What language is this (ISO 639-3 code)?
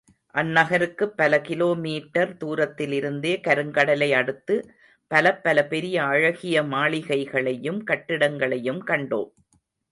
tam